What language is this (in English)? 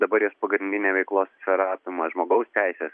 Lithuanian